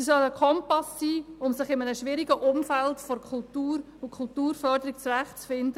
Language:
Swiss German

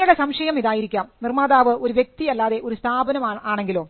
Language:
Malayalam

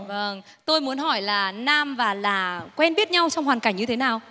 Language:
Vietnamese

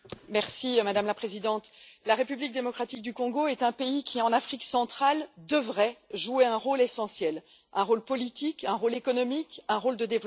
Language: French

